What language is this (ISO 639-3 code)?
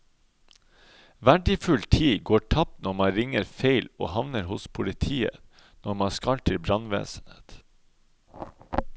nor